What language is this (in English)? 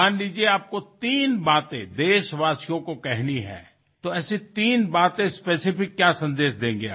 Assamese